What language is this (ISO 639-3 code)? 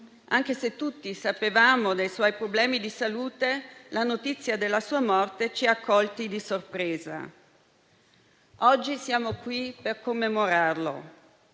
ita